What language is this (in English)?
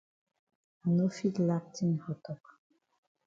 Cameroon Pidgin